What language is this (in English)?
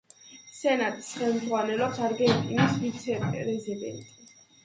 Georgian